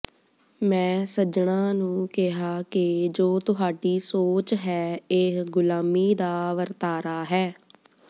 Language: Punjabi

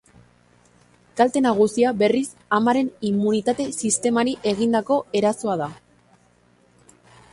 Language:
Basque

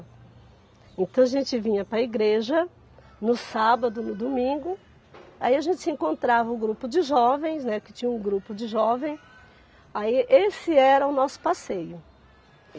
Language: Portuguese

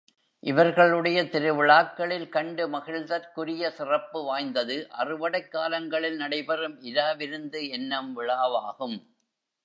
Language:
Tamil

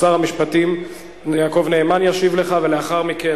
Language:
Hebrew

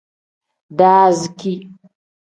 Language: Tem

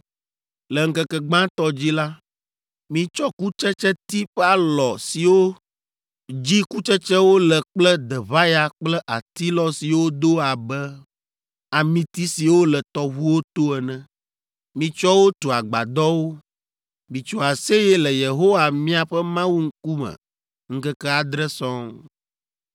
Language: Ewe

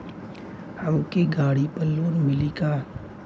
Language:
Bhojpuri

